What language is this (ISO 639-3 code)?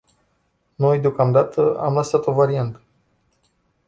ron